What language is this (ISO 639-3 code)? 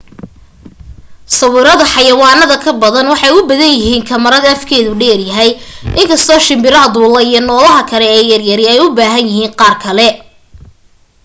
som